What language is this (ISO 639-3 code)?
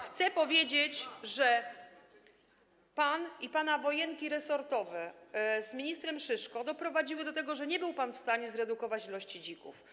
pol